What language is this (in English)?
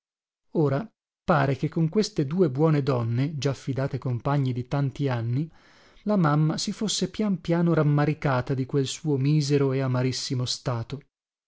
Italian